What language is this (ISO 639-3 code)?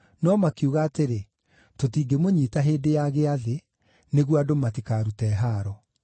kik